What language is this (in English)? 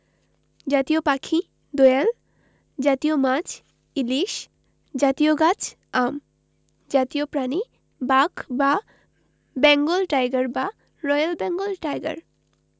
Bangla